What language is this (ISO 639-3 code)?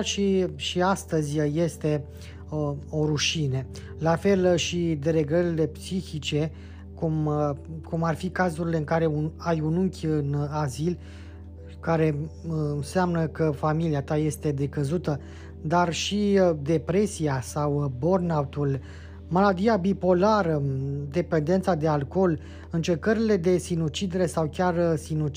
ron